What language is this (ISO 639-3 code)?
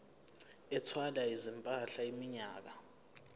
zul